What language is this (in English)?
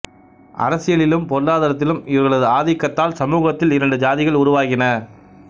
Tamil